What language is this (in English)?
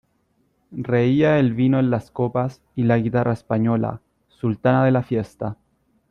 Spanish